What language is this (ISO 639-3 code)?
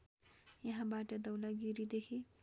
nep